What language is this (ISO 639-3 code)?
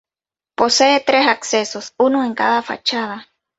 spa